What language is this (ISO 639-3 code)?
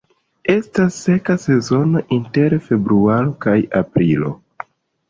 epo